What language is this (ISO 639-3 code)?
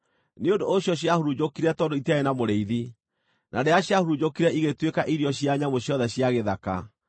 kik